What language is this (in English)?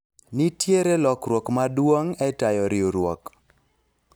Luo (Kenya and Tanzania)